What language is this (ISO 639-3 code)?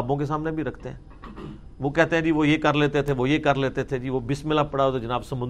urd